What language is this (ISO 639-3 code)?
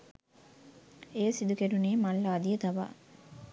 sin